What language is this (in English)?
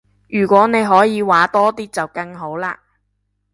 Cantonese